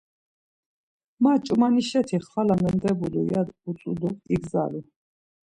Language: Laz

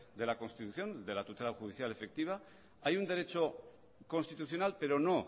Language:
Spanish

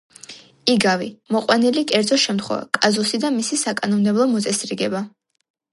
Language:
Georgian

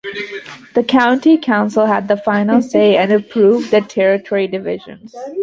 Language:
English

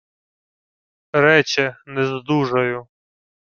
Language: Ukrainian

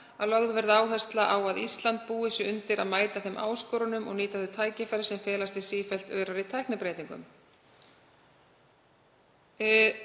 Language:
Icelandic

